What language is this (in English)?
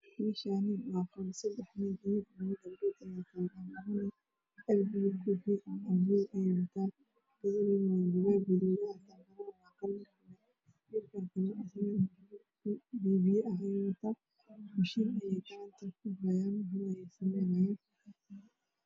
Somali